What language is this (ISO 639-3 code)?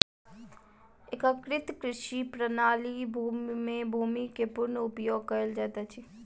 mai